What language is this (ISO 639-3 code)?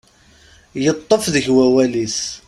kab